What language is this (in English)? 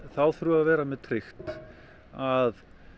Icelandic